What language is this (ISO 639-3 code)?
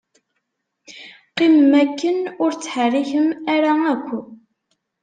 kab